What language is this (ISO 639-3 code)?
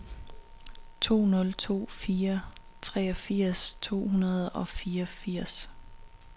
dan